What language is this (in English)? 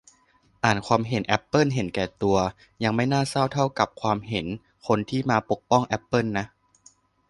Thai